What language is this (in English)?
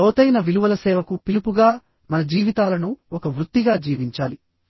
Telugu